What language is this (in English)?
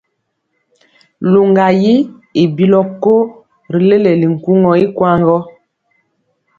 Mpiemo